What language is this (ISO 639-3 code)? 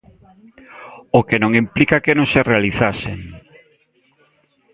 glg